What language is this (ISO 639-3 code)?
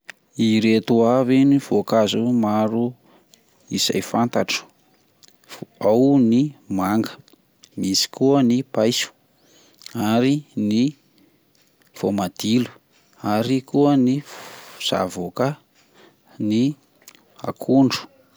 mlg